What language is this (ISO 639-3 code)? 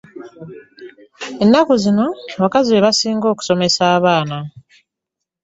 lug